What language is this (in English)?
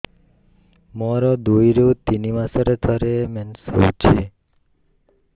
Odia